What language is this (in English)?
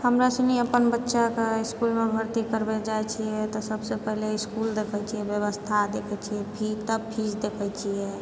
Maithili